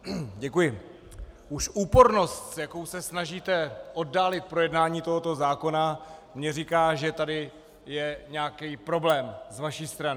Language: Czech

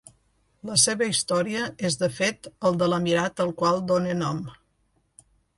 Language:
Catalan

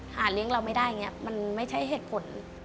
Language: Thai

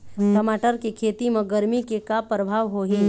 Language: Chhattisgarhi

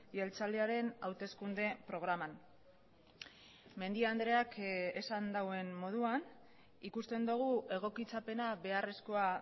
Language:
Basque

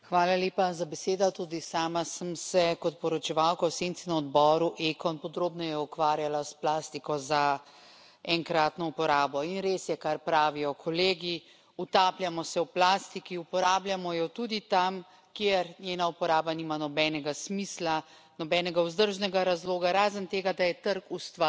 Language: Slovenian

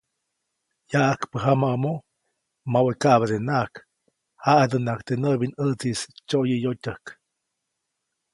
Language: Copainalá Zoque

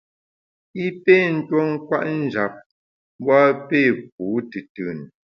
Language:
Bamun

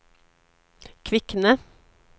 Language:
Norwegian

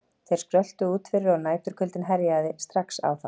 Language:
Icelandic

